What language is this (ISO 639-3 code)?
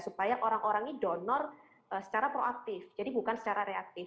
ind